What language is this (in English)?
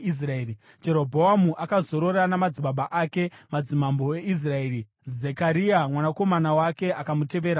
Shona